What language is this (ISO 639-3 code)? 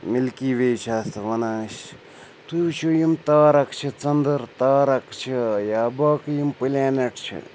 kas